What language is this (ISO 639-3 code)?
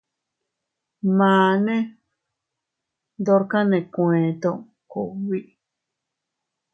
cut